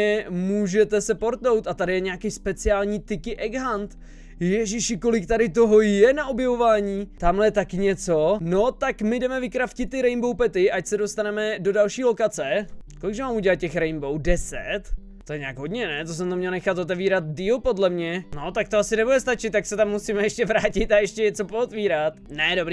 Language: Czech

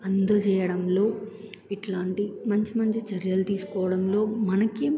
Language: Telugu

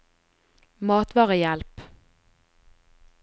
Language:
Norwegian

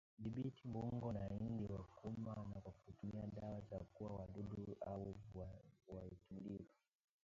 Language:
Swahili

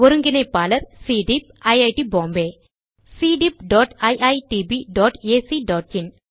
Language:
Tamil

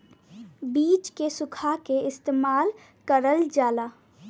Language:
Bhojpuri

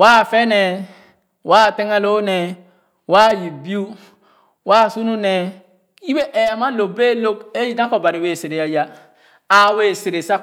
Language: Khana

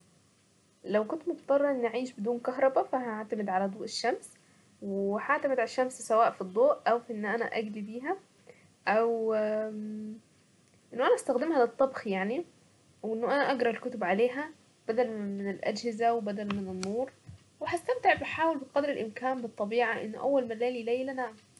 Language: Saidi Arabic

